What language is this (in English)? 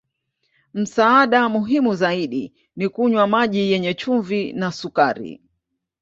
Swahili